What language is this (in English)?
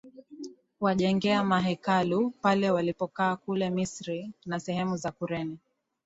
Swahili